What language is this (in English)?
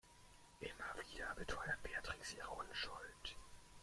German